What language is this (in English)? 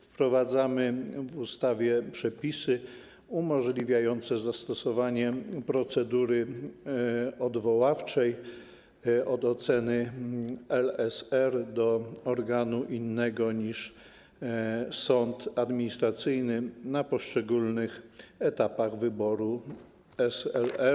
Polish